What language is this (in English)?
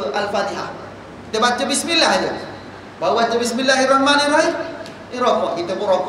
Malay